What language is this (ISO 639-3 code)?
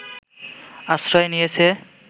ben